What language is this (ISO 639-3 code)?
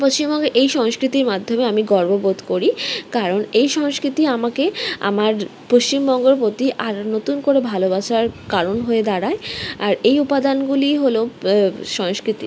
ben